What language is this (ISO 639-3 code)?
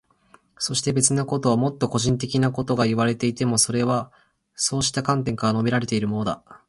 jpn